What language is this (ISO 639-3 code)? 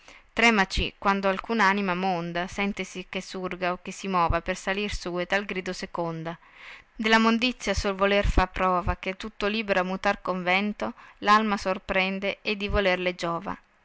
ita